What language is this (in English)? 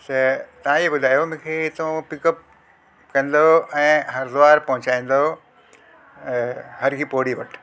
Sindhi